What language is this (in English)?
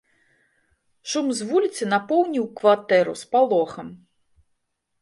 Belarusian